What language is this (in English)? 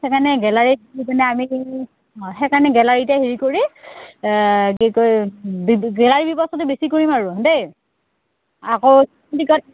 Assamese